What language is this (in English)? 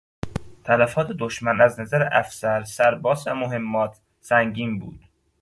Persian